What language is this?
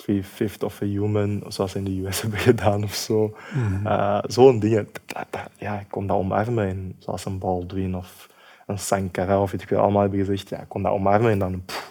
Dutch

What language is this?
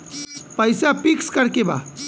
Bhojpuri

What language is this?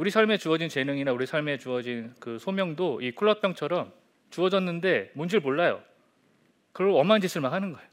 Korean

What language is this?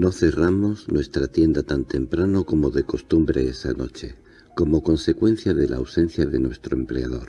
Spanish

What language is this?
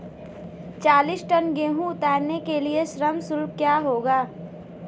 Hindi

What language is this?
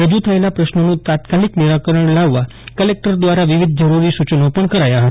Gujarati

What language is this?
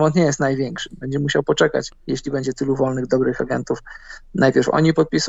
Polish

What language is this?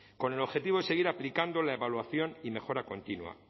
Spanish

